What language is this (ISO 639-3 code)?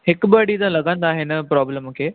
snd